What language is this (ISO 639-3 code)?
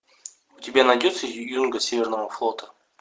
rus